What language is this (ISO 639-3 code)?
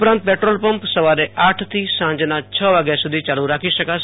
guj